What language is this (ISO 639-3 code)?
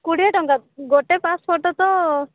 ori